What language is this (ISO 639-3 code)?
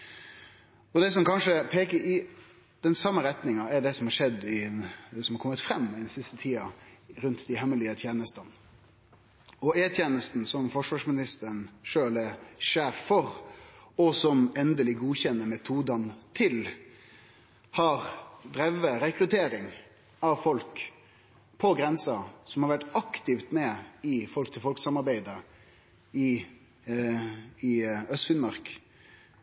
nno